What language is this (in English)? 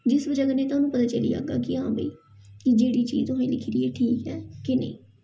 Dogri